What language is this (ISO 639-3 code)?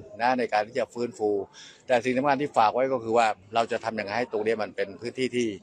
tha